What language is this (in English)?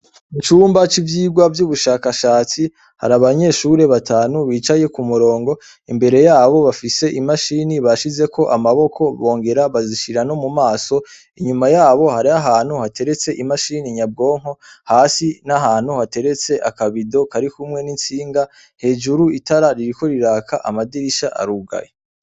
Rundi